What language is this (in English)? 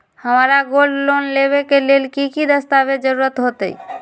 Magahi